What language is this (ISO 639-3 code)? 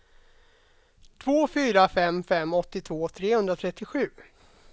swe